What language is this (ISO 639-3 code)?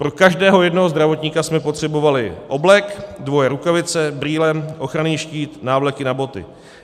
ces